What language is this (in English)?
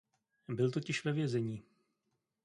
Czech